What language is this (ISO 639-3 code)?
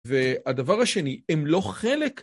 heb